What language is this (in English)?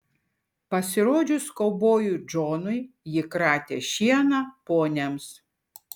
Lithuanian